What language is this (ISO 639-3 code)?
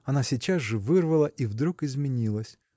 rus